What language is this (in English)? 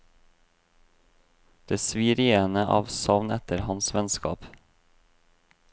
Norwegian